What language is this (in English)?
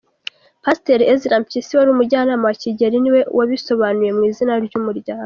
Kinyarwanda